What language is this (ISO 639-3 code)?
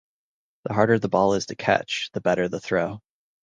eng